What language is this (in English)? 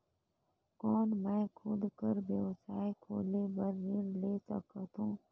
Chhattisgarhi